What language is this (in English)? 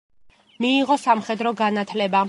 Georgian